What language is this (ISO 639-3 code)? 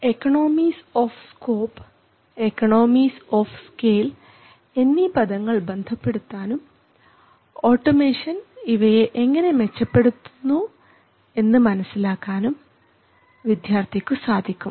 mal